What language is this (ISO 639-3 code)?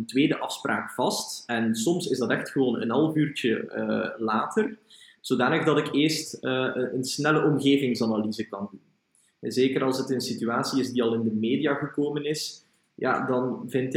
nld